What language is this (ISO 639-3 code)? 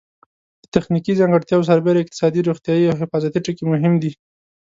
pus